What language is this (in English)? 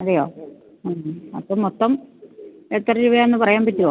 Malayalam